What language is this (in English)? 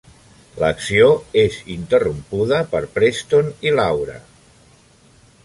Catalan